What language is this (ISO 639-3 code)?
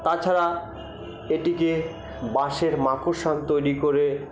ben